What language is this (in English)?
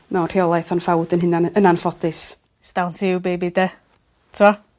Welsh